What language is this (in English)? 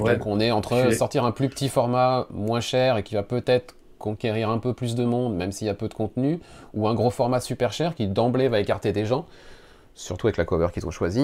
French